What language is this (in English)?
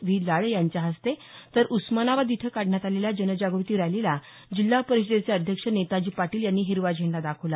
Marathi